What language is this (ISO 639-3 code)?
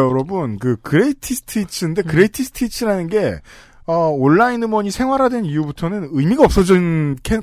kor